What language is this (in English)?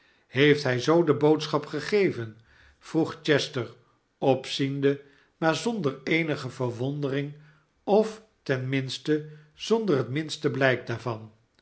Dutch